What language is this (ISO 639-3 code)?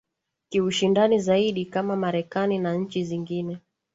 swa